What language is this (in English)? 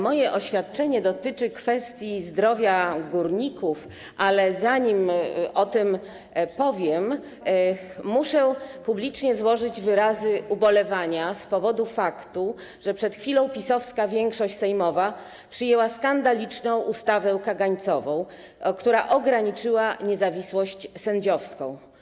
Polish